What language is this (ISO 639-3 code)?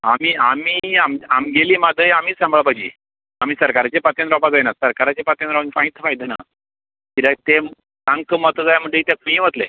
kok